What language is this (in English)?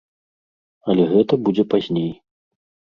Belarusian